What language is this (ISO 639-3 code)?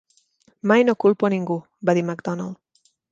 cat